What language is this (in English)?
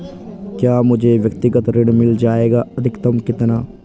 Hindi